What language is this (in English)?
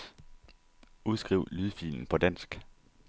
Danish